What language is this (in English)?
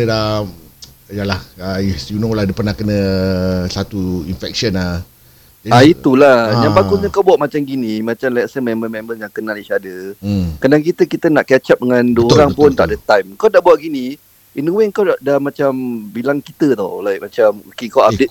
Malay